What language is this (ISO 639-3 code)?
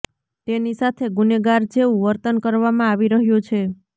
guj